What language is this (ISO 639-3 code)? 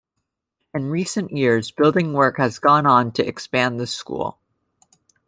eng